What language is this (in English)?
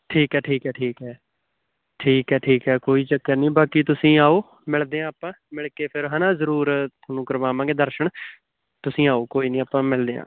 Punjabi